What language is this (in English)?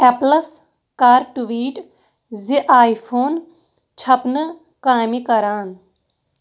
Kashmiri